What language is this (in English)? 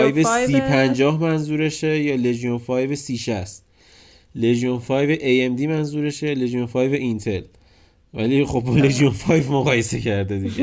Persian